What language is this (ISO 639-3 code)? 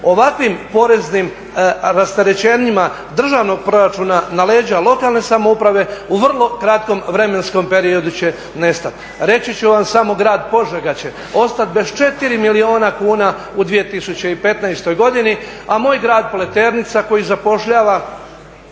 hrv